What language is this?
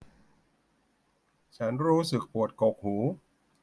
Thai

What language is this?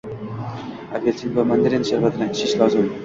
Uzbek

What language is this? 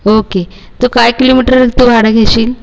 Marathi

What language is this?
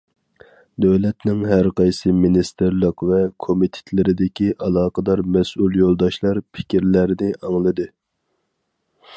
Uyghur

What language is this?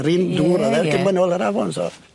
Welsh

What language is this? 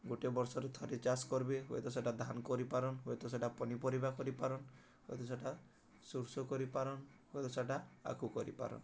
Odia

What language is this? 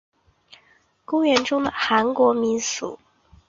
Chinese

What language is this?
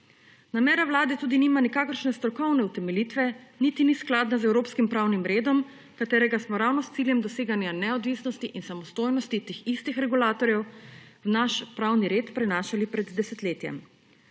Slovenian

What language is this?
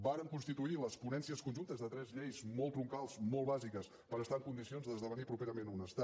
Catalan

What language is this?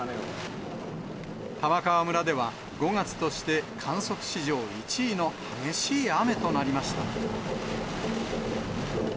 Japanese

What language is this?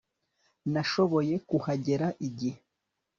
Kinyarwanda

